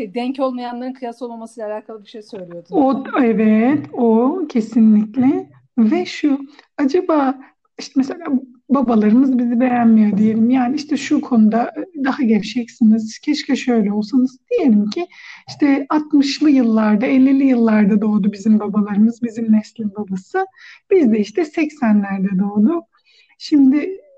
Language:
Turkish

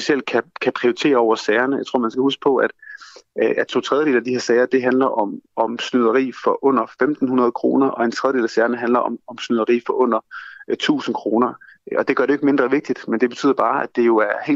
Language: Danish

